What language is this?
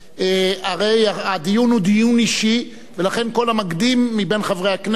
Hebrew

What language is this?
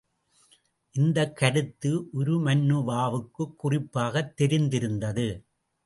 Tamil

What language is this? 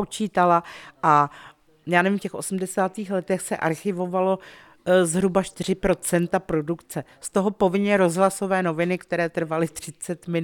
Czech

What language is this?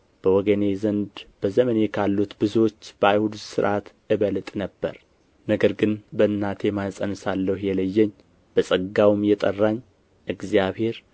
Amharic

